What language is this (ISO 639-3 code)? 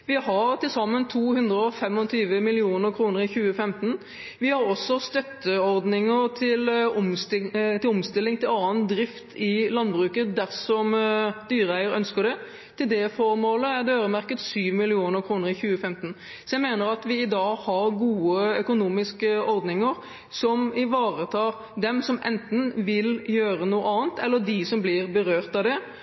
nob